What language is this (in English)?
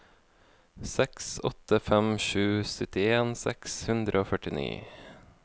Norwegian